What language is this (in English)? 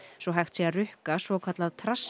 Icelandic